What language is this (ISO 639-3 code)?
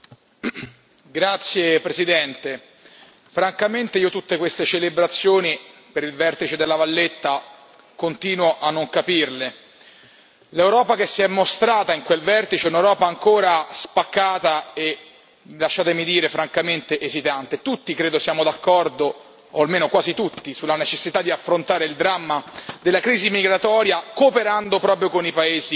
ita